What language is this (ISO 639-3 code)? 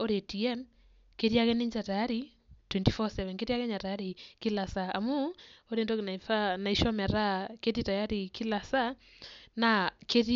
mas